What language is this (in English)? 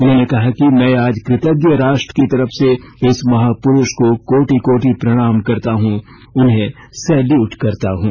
Hindi